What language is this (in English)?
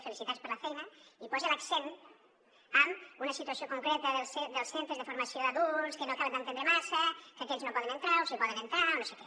Catalan